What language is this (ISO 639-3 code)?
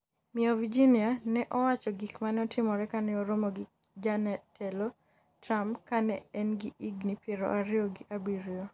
luo